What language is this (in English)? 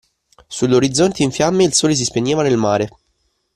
Italian